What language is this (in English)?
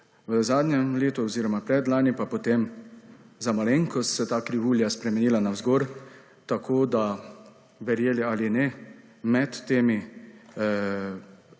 Slovenian